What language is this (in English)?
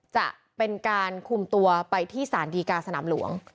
Thai